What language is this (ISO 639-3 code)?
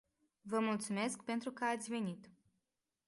ron